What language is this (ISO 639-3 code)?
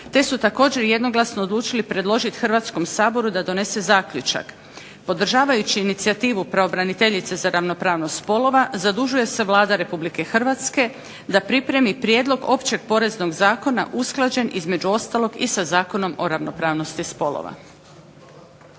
hrv